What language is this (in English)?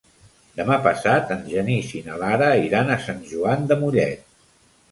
Catalan